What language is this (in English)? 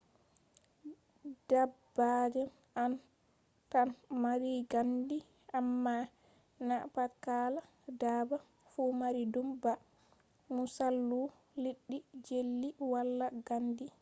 Fula